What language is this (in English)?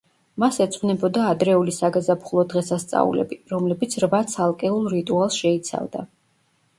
Georgian